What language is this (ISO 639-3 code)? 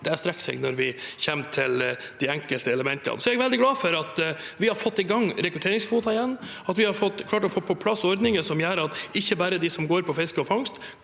nor